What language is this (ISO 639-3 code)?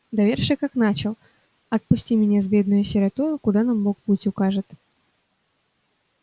rus